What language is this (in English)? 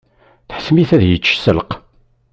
Kabyle